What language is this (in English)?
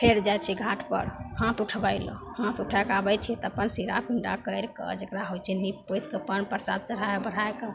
Maithili